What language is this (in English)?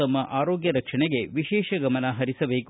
Kannada